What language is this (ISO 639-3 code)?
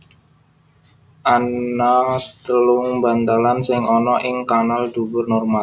jav